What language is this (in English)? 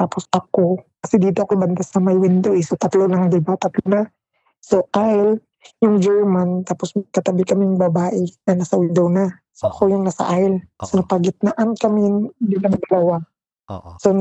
Filipino